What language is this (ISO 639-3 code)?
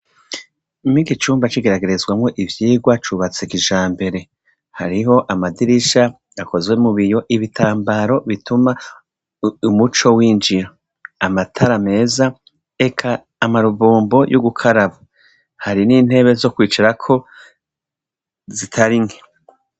run